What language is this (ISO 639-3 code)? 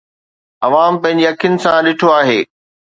snd